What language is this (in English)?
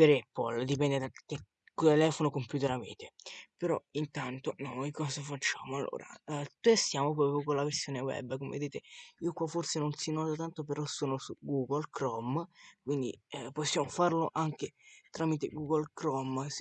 Italian